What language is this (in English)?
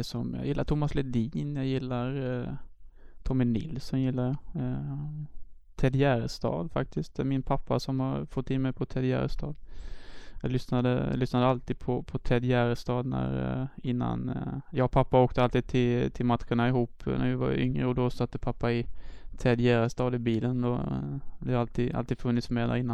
Swedish